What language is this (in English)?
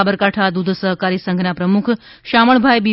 Gujarati